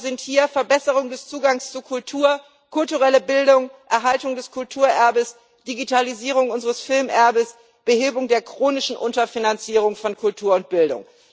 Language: German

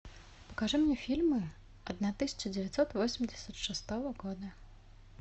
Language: Russian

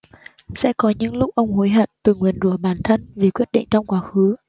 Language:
Vietnamese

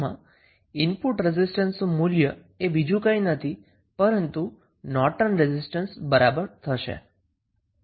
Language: Gujarati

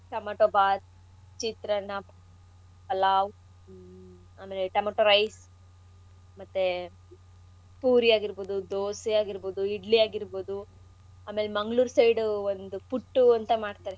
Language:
Kannada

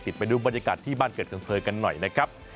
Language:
Thai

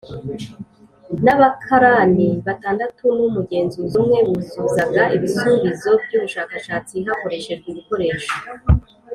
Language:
Kinyarwanda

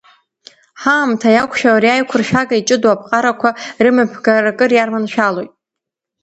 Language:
Abkhazian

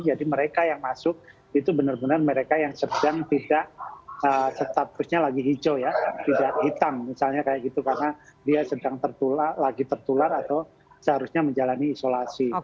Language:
Indonesian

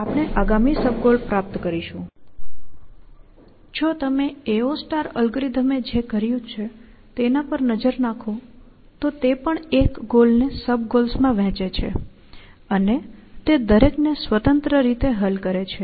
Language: Gujarati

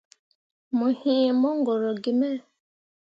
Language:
Mundang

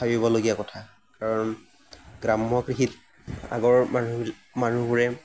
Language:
Assamese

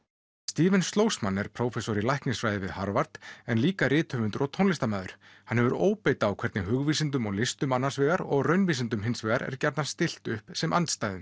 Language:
Icelandic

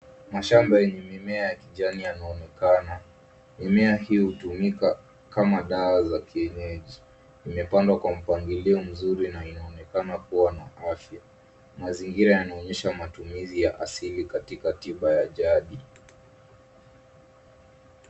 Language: Swahili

